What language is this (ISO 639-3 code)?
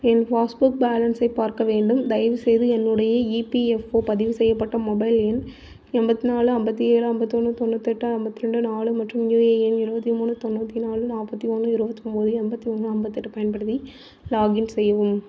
tam